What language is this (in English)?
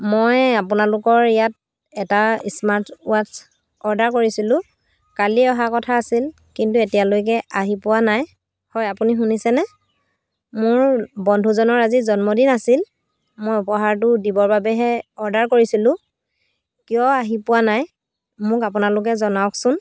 Assamese